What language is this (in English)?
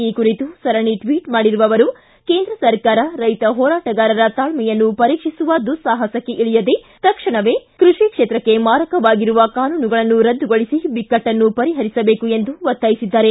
Kannada